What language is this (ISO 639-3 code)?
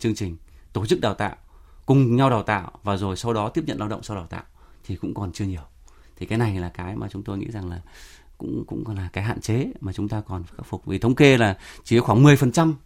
vie